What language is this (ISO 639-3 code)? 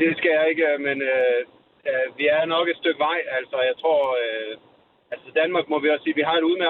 dan